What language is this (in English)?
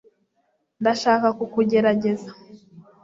Kinyarwanda